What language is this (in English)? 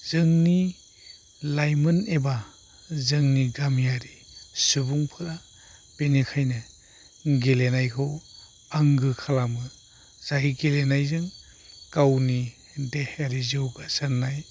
Bodo